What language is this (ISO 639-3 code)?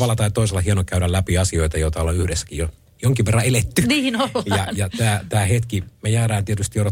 fin